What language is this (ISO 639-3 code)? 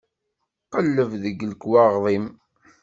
kab